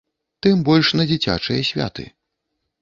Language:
Belarusian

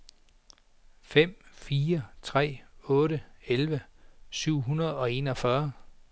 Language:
Danish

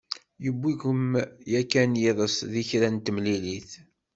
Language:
Kabyle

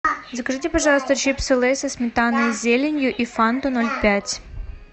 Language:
Russian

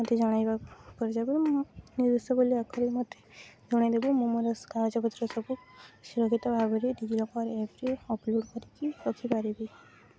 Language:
Odia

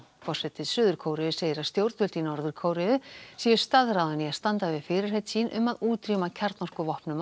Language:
Icelandic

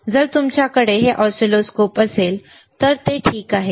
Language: Marathi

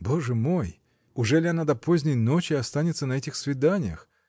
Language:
Russian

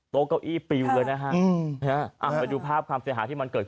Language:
Thai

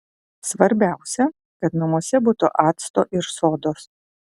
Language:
Lithuanian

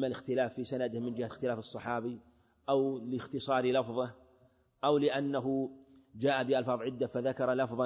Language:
Arabic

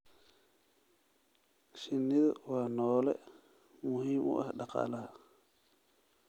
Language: Somali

